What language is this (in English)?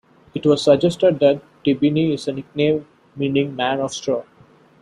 English